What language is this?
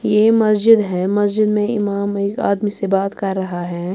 Urdu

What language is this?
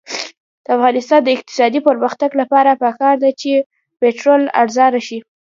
Pashto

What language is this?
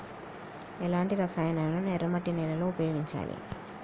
Telugu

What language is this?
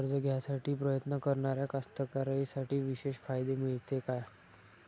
Marathi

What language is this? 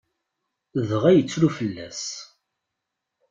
Kabyle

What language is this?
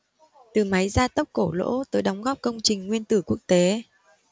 Vietnamese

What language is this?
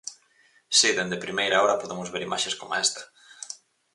Galician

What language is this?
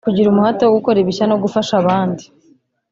Kinyarwanda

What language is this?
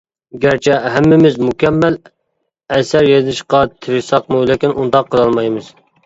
Uyghur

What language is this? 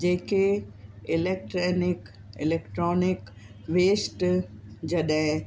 Sindhi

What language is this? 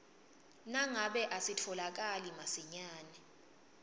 Swati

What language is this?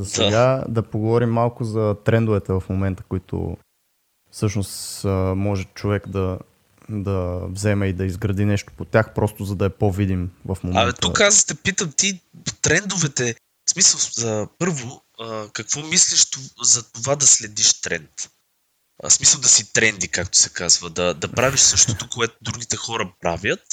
Bulgarian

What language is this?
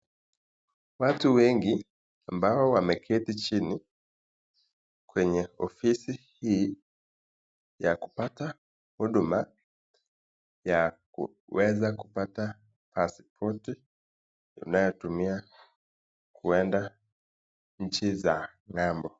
Swahili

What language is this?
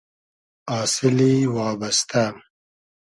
Hazaragi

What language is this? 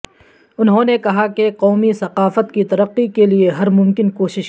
Urdu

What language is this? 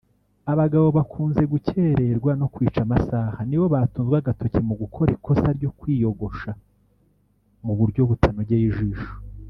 Kinyarwanda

